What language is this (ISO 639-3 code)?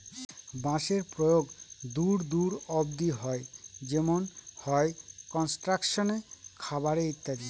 ben